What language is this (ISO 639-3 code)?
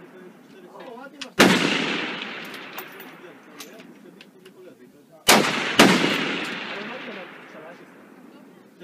pol